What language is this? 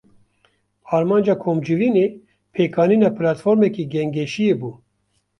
Kurdish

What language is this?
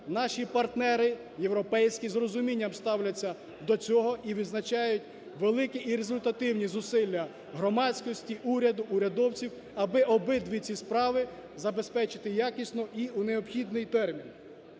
Ukrainian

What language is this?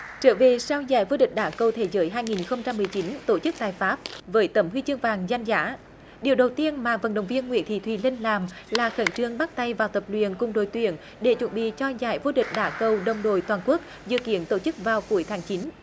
Vietnamese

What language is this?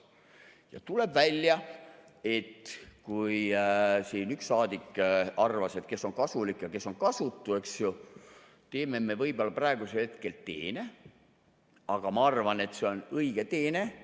Estonian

